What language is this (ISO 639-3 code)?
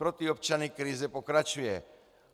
ces